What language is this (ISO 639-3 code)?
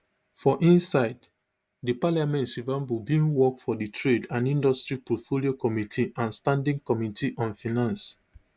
pcm